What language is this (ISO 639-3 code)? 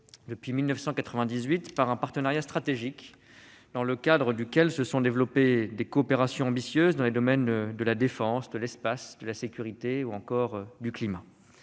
fra